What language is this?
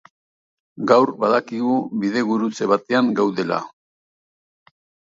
Basque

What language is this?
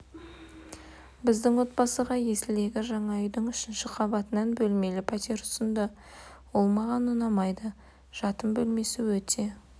Kazakh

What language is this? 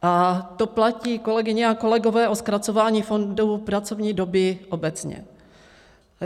Czech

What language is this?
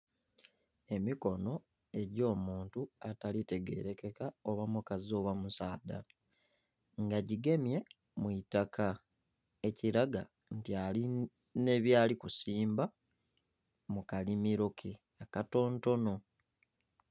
Soga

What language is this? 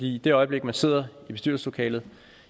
Danish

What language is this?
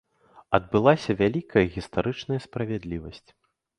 Belarusian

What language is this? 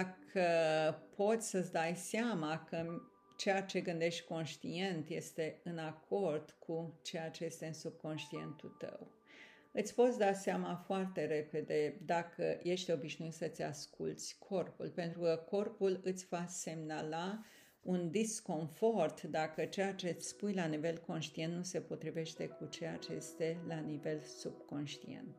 Romanian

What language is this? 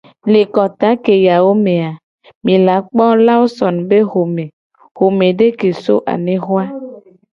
Gen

